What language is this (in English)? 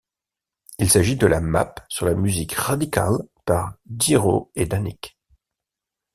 French